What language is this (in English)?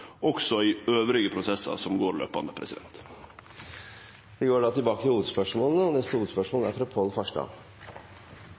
Norwegian